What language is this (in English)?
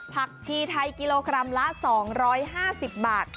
Thai